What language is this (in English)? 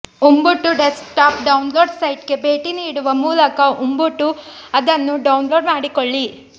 Kannada